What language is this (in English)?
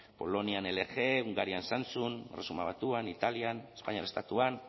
Basque